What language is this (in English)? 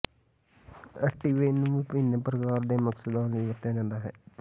Punjabi